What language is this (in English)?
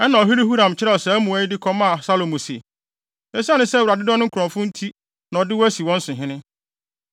Akan